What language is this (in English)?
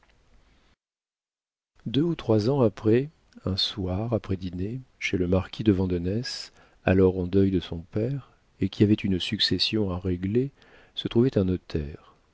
French